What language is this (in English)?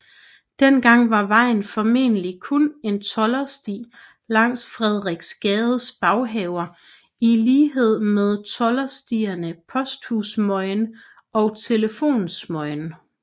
Danish